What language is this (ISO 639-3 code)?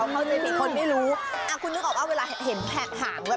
tha